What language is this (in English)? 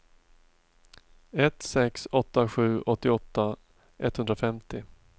Swedish